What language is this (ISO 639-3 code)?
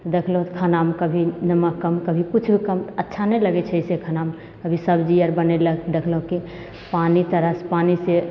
mai